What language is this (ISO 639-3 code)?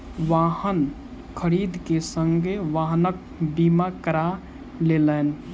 mai